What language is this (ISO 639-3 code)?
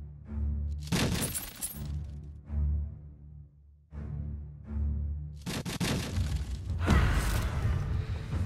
eng